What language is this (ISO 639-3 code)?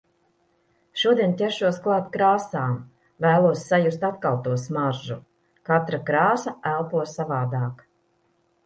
lav